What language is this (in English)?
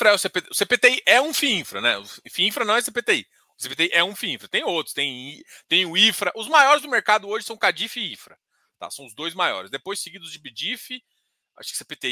Portuguese